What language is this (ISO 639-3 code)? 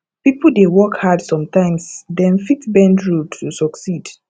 pcm